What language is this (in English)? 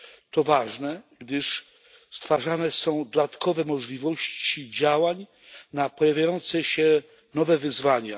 Polish